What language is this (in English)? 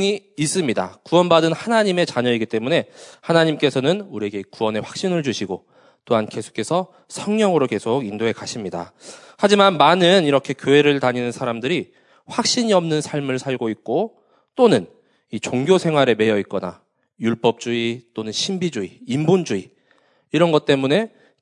Korean